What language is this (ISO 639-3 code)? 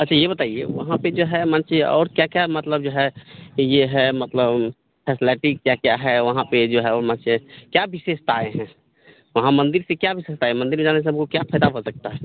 hin